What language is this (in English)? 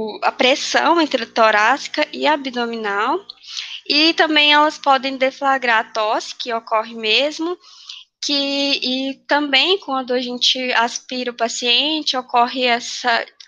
Portuguese